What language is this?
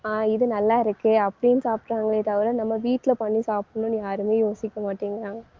Tamil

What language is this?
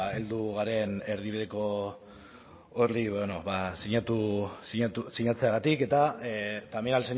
Basque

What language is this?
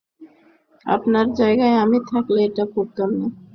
Bangla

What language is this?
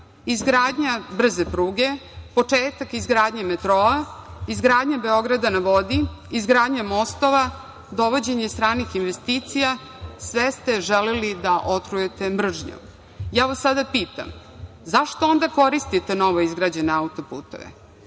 Serbian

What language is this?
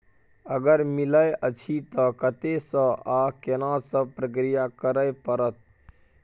Maithili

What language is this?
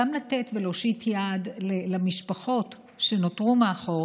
Hebrew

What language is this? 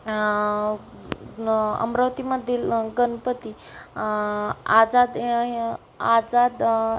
Marathi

